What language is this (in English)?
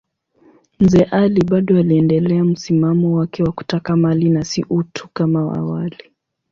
Swahili